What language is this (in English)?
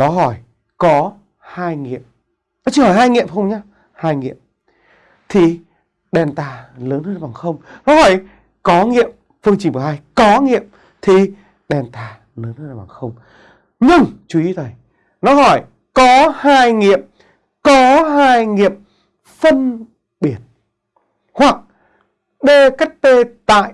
Vietnamese